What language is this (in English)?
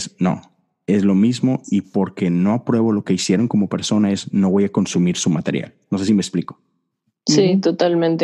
Spanish